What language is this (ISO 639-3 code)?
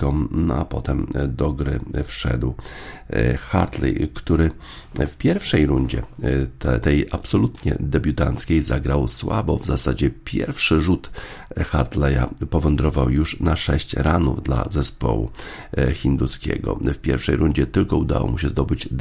pol